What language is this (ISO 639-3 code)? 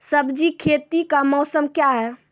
mai